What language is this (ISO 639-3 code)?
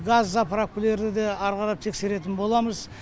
kaz